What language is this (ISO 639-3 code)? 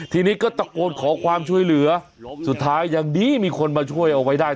tha